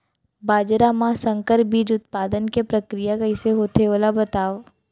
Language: Chhattisgarhi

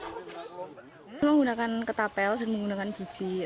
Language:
Indonesian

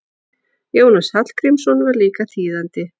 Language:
Icelandic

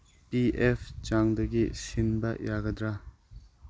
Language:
Manipuri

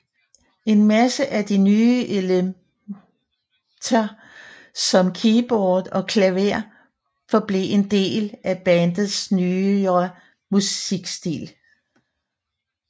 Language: Danish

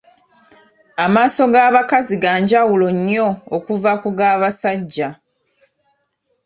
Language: Ganda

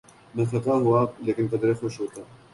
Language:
Urdu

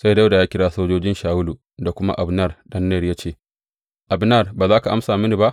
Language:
Hausa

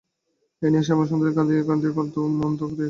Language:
Bangla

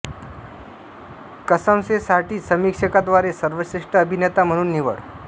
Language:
Marathi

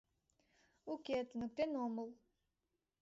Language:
Mari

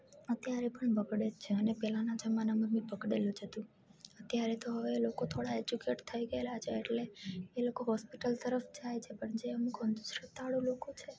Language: Gujarati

